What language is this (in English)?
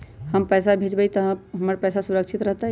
Magahi